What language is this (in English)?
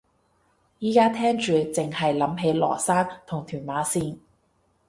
Cantonese